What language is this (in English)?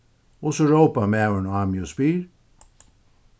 Faroese